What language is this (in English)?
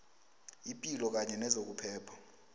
South Ndebele